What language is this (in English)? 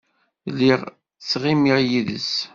Kabyle